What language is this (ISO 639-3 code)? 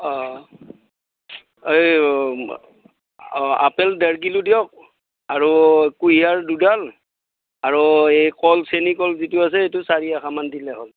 asm